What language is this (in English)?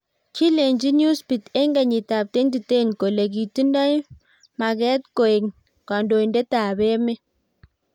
Kalenjin